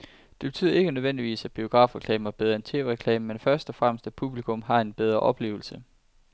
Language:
Danish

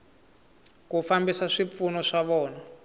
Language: Tsonga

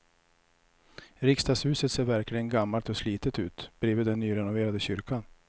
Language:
Swedish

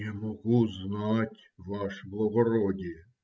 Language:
Russian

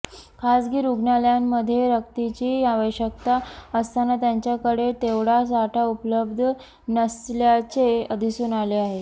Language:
Marathi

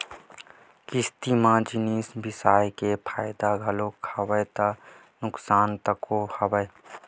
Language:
Chhattisgarhi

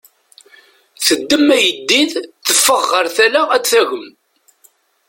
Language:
Kabyle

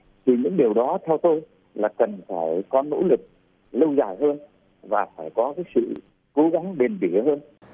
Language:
Vietnamese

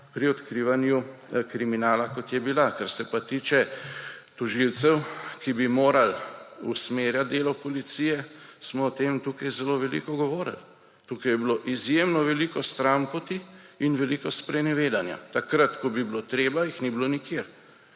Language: Slovenian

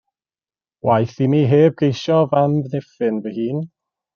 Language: Welsh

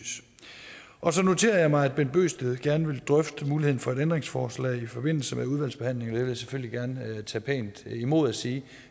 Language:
Danish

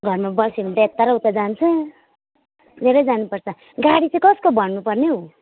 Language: Nepali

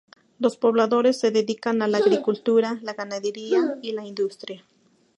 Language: Spanish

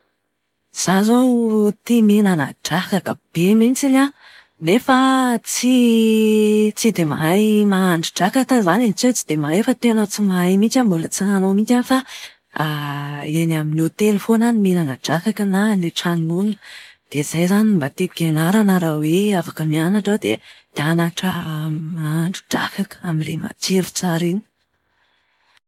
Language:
Malagasy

